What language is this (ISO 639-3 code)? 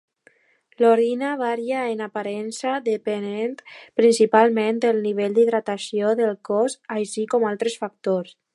cat